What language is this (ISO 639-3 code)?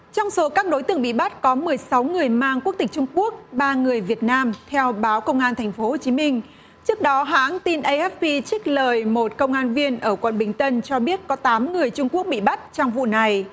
vie